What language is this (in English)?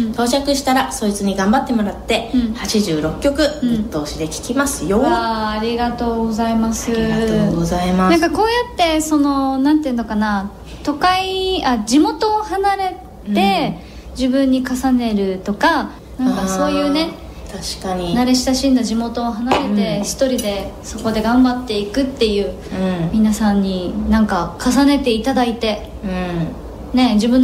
Japanese